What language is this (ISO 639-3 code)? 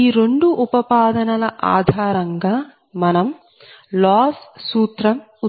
tel